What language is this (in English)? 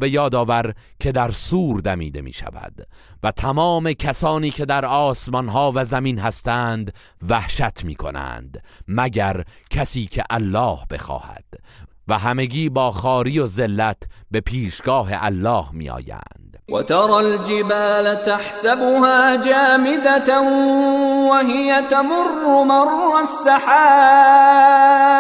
Persian